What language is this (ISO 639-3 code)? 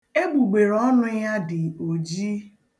ibo